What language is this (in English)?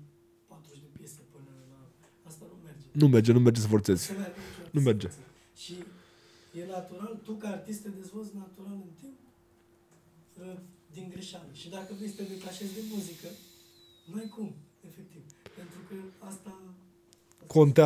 Romanian